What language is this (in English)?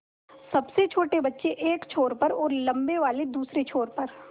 Hindi